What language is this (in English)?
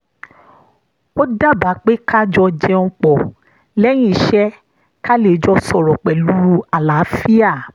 Yoruba